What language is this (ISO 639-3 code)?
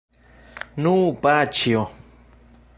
epo